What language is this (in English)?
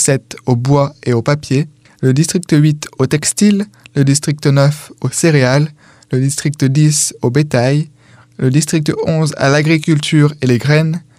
French